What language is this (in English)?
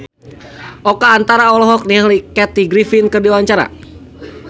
Sundanese